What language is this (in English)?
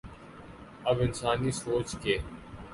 Urdu